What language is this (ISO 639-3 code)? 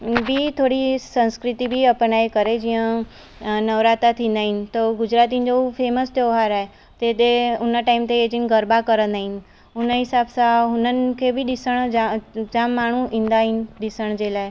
snd